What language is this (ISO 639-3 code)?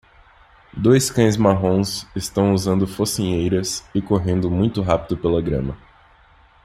por